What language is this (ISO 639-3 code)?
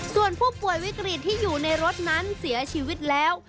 tha